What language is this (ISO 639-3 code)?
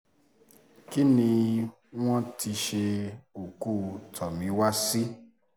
yor